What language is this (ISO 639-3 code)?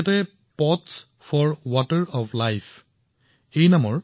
asm